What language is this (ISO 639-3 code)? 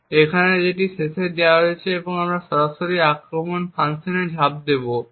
ben